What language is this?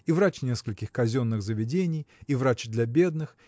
Russian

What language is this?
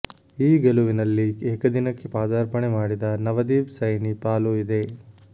Kannada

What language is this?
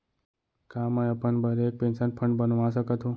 Chhattisgarhi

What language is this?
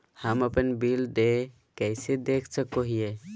Magahi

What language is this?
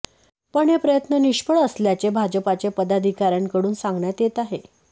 Marathi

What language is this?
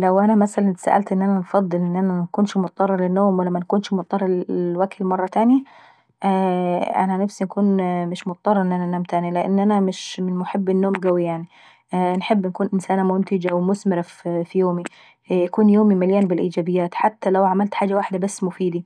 Saidi Arabic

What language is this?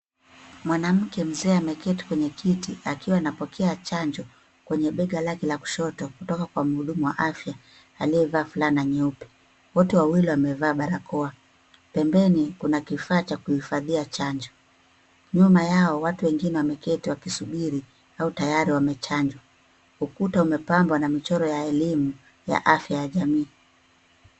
Swahili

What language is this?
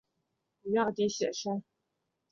Chinese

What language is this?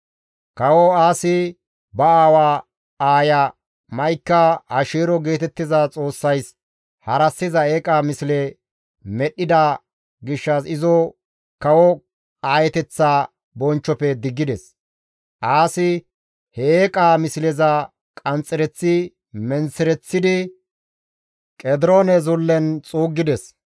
Gamo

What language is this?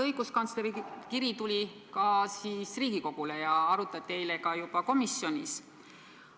Estonian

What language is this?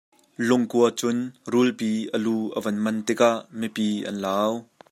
Hakha Chin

